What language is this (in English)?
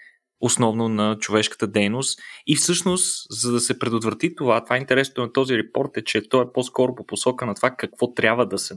Bulgarian